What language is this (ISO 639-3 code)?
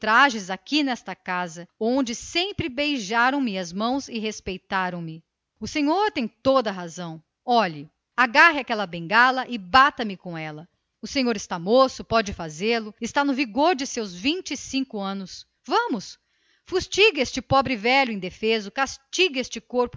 por